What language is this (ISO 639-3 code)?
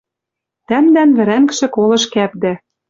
mrj